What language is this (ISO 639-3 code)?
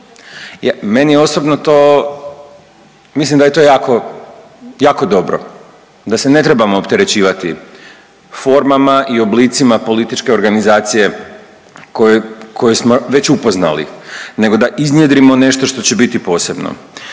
hrv